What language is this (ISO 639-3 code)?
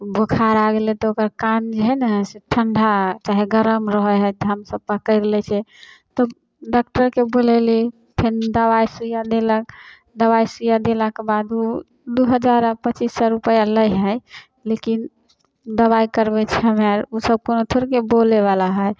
mai